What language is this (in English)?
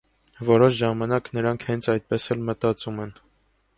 Armenian